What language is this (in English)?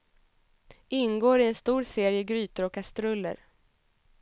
Swedish